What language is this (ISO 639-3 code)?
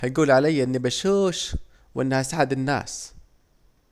aec